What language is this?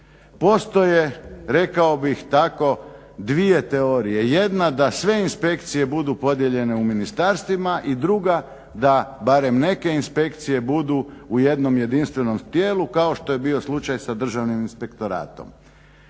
Croatian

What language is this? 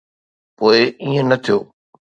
Sindhi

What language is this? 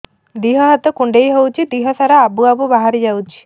Odia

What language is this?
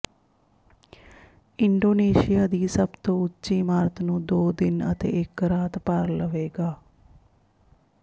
Punjabi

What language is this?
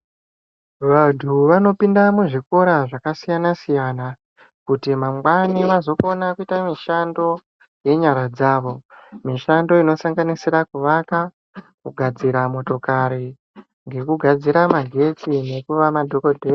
Ndau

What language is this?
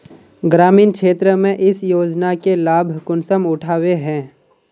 Magahi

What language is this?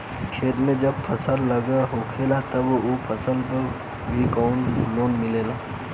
Bhojpuri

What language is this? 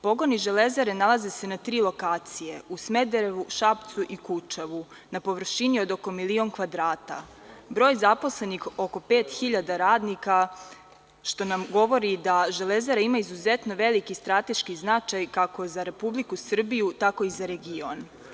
Serbian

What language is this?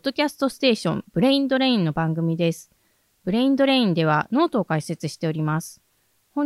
Japanese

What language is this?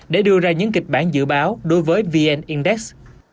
Vietnamese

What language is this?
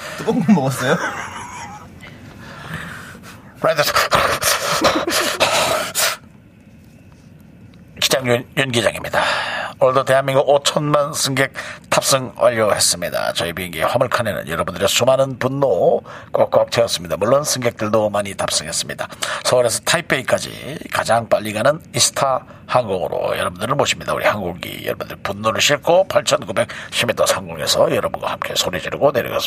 Korean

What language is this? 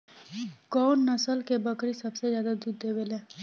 Bhojpuri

